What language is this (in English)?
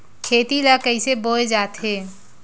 Chhattisgarhi